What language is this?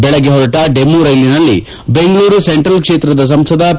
Kannada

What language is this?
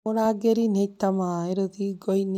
Kikuyu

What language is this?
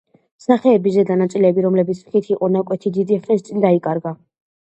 Georgian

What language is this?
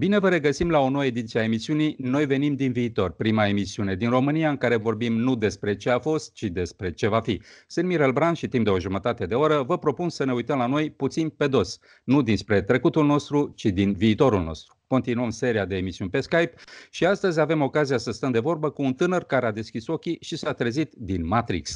Romanian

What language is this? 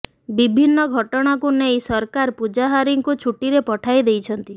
Odia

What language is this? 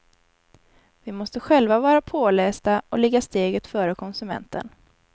Swedish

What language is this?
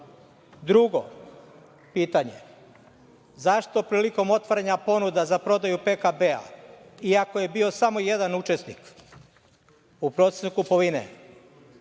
Serbian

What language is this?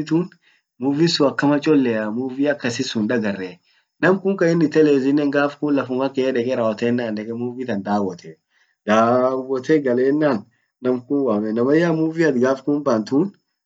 Orma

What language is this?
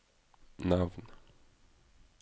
Norwegian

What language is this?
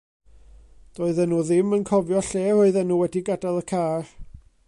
Welsh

